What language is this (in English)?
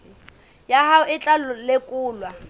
Southern Sotho